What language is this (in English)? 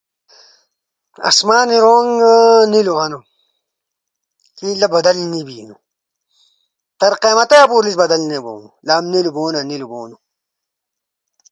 Ushojo